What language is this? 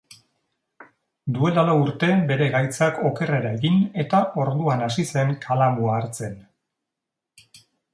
Basque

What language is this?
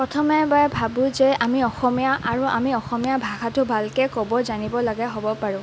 Assamese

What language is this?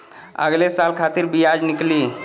Bhojpuri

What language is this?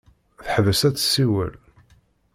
Kabyle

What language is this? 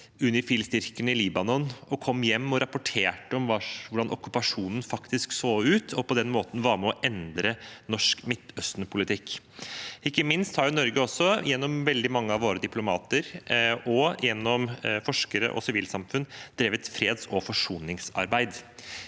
Norwegian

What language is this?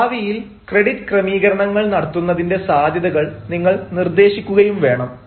Malayalam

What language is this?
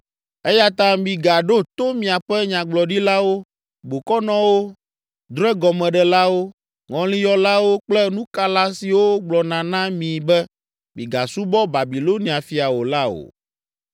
Ewe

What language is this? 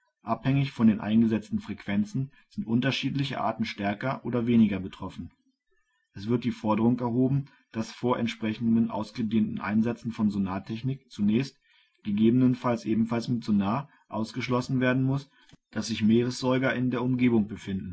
German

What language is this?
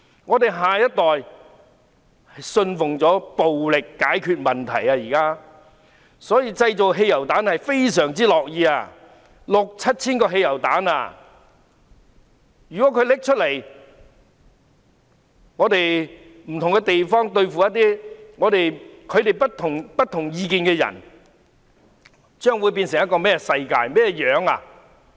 Cantonese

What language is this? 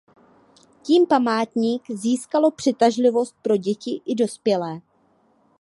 Czech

